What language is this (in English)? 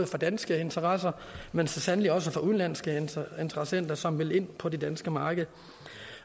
Danish